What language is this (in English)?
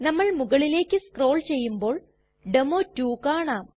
Malayalam